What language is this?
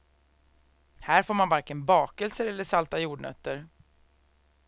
Swedish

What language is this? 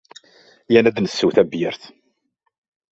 Kabyle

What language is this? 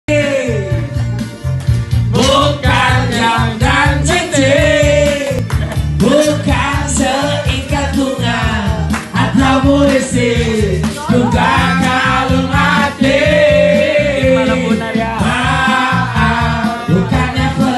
Thai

